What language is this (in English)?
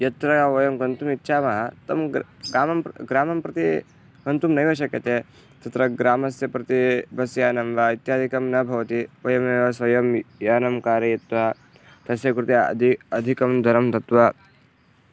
Sanskrit